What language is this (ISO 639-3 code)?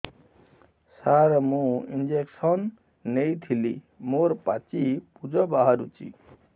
ori